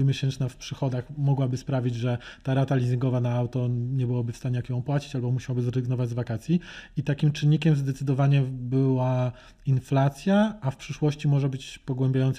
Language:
Polish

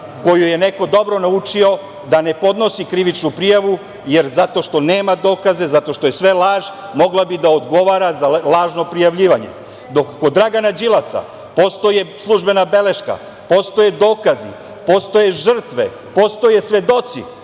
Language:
Serbian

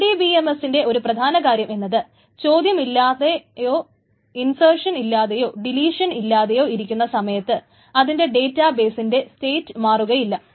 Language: Malayalam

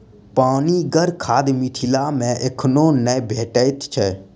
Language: Maithili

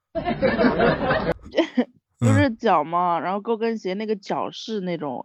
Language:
Chinese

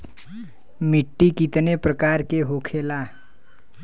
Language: Bhojpuri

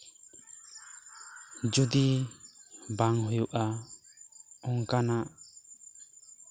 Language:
Santali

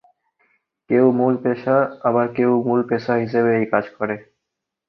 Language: Bangla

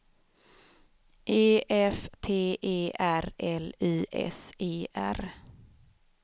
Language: Swedish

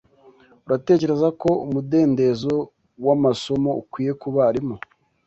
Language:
Kinyarwanda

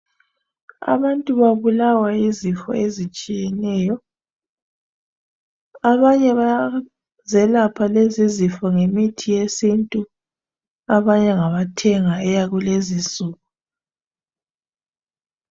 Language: North Ndebele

